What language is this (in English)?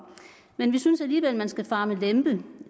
Danish